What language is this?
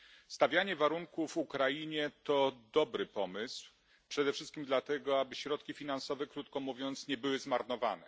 Polish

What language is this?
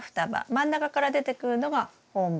Japanese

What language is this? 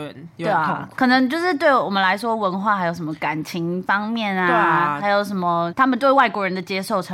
Chinese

